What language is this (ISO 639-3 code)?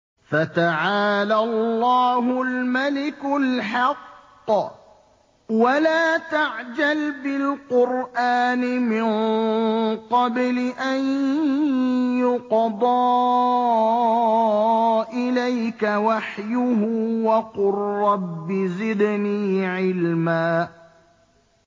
ara